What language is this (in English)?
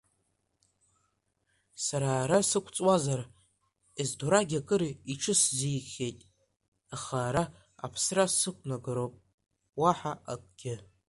Abkhazian